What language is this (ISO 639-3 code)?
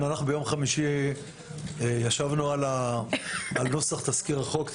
heb